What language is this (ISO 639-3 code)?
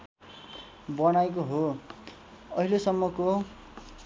nep